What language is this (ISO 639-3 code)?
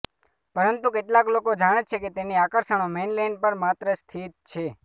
guj